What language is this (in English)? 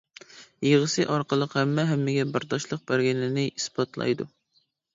Uyghur